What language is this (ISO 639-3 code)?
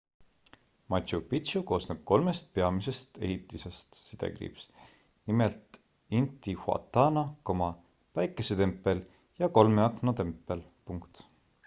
est